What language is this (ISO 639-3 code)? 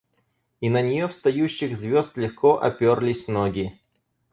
rus